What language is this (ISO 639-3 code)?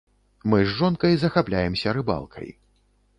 bel